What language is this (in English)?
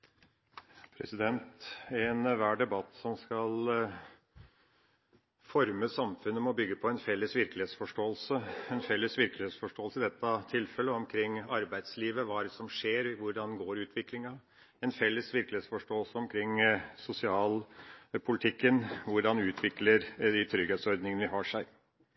Norwegian